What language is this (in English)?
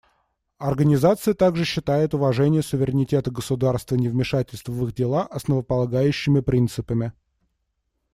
Russian